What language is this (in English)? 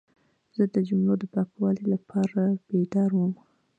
Pashto